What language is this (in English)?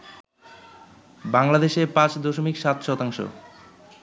Bangla